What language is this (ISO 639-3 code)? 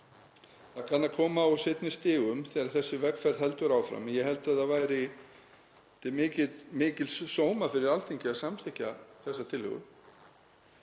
isl